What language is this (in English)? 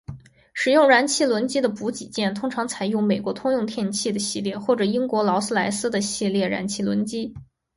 Chinese